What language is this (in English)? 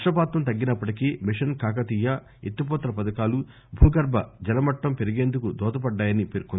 Telugu